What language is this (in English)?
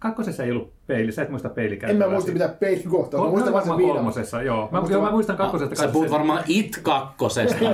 Finnish